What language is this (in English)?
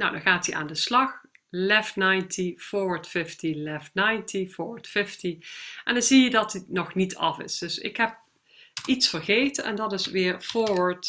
Dutch